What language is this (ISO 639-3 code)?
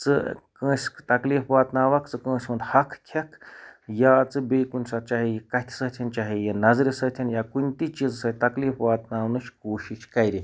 kas